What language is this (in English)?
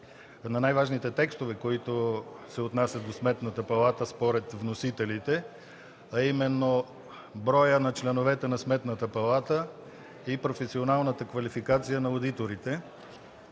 Bulgarian